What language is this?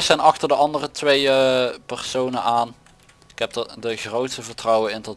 Dutch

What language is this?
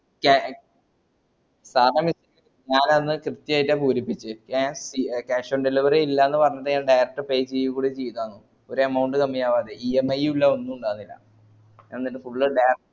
Malayalam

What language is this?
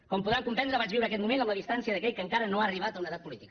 Catalan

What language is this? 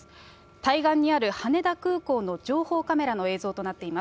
Japanese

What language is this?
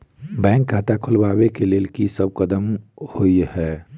Maithili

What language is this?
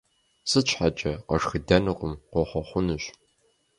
Kabardian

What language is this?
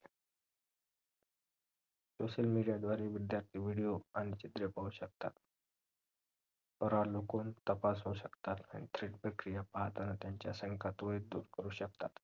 Marathi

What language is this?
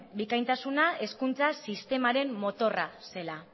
Basque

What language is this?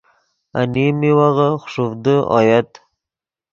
Yidgha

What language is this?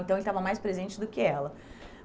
Portuguese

